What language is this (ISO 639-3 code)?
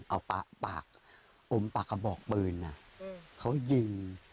tha